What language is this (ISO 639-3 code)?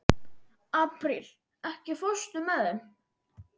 isl